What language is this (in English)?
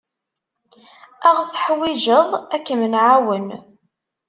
Kabyle